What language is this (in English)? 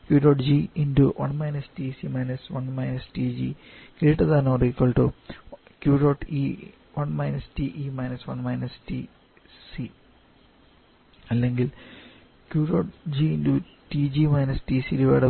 Malayalam